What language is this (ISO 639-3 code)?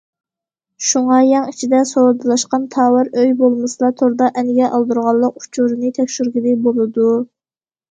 uig